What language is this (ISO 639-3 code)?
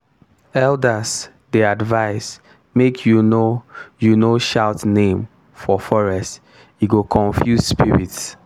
pcm